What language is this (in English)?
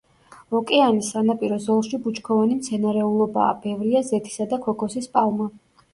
Georgian